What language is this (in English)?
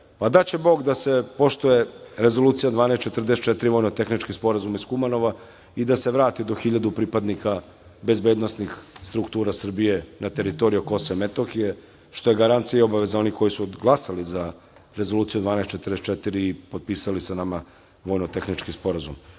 Serbian